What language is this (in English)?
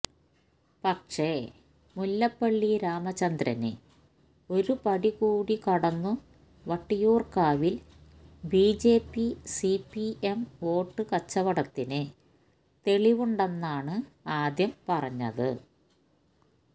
Malayalam